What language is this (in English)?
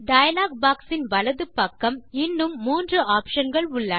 Tamil